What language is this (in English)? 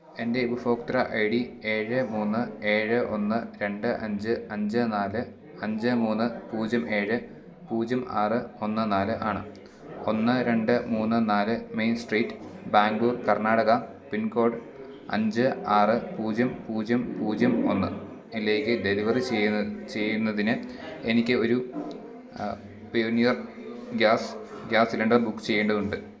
Malayalam